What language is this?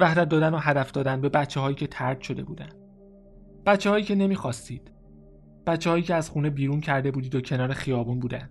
Persian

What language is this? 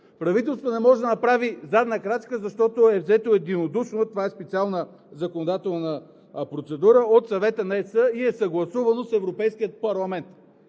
Bulgarian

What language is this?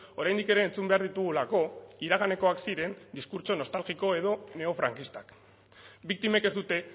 Basque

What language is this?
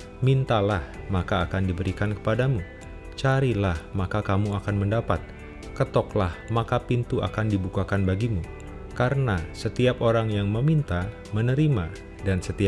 Indonesian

